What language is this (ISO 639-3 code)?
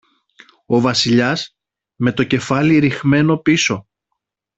ell